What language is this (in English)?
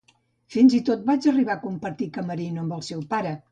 Catalan